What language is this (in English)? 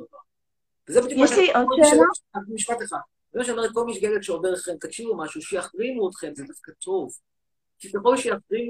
Hebrew